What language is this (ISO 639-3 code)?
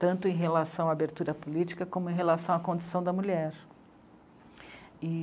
por